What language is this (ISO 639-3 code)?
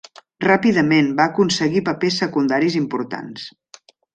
cat